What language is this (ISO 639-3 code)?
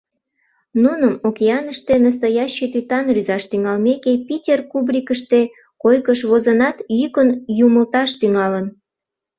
chm